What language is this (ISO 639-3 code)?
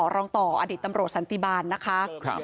tha